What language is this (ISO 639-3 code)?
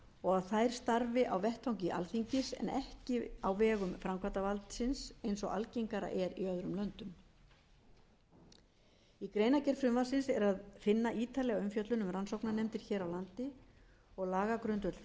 isl